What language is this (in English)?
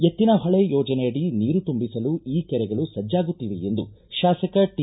Kannada